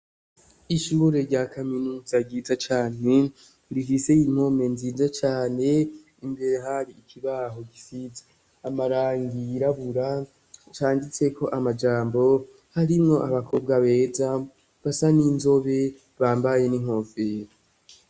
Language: Rundi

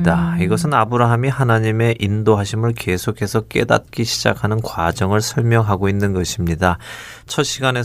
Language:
Korean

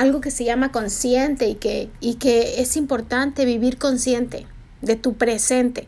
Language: Spanish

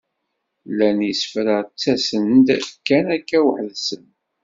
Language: Kabyle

